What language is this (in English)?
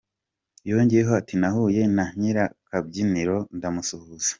Kinyarwanda